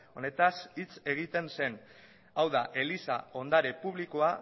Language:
Basque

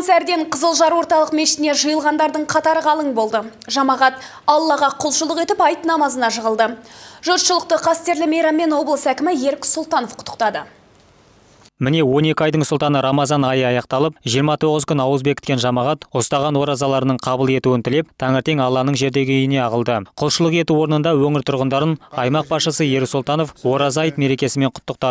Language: Russian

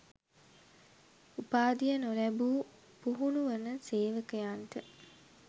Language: Sinhala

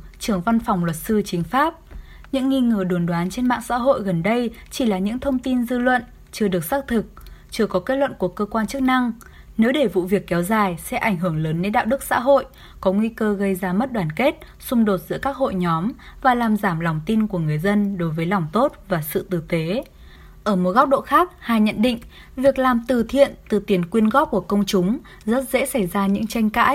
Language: Vietnamese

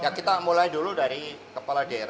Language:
Indonesian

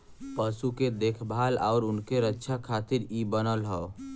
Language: Bhojpuri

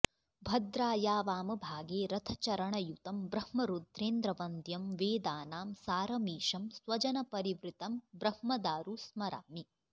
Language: Sanskrit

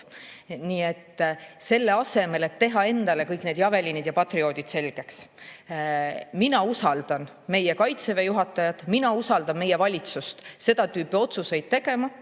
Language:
Estonian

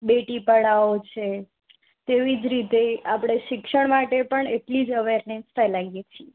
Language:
Gujarati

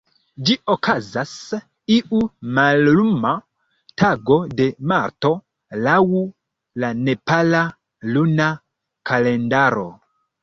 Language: Esperanto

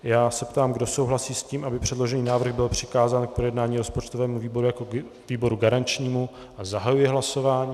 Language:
Czech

